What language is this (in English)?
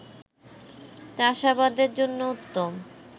Bangla